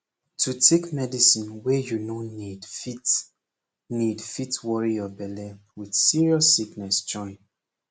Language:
Nigerian Pidgin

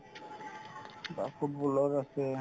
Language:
Assamese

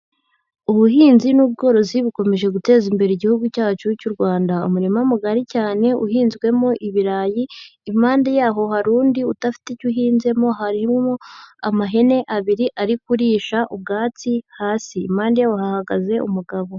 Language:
Kinyarwanda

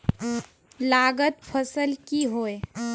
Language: Magahi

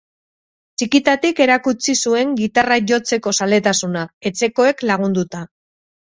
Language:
Basque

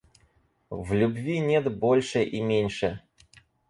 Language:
Russian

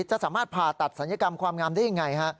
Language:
Thai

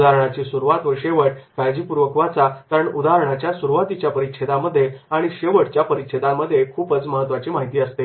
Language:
Marathi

